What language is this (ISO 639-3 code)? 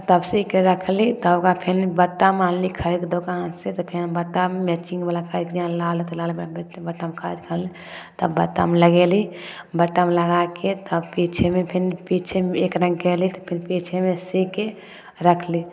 mai